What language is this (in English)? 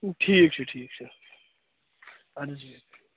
Kashmiri